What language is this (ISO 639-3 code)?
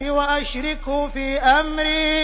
ara